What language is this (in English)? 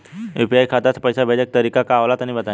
Bhojpuri